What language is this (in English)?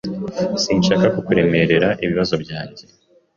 Kinyarwanda